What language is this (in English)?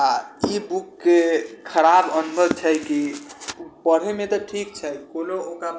Maithili